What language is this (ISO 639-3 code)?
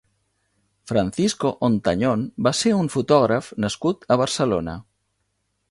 cat